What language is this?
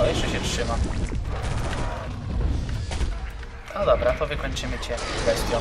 Polish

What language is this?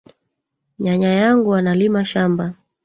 Swahili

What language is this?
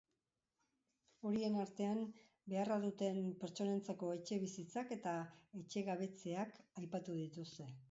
Basque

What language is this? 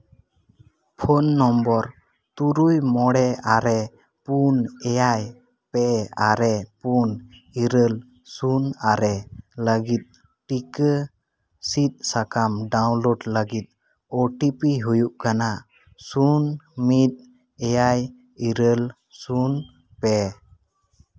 Santali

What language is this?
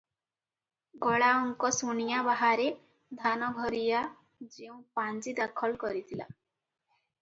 Odia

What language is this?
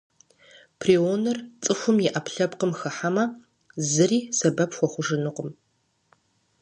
Kabardian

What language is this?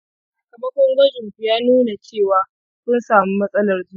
Hausa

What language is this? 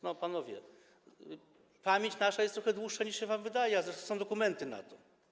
Polish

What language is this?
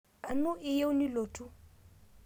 Masai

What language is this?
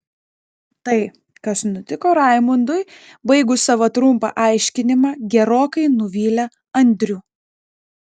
Lithuanian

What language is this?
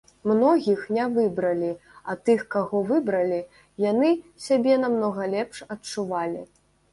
Belarusian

